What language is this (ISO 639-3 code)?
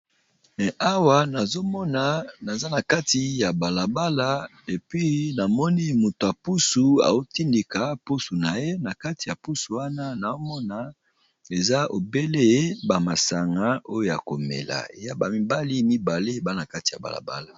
lin